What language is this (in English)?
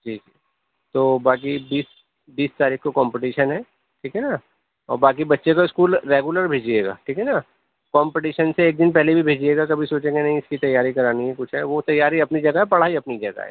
Urdu